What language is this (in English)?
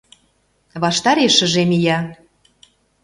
Mari